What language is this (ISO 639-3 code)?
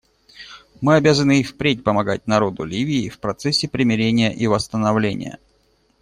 rus